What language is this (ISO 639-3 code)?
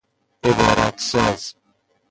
fas